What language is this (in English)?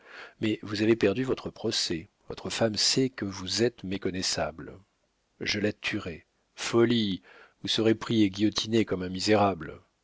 French